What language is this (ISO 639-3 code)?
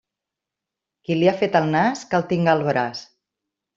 cat